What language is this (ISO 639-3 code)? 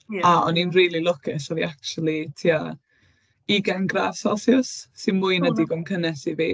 cym